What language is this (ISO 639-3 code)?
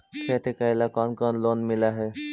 mag